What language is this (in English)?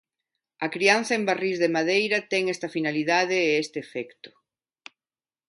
Galician